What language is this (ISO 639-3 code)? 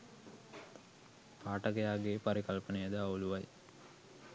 sin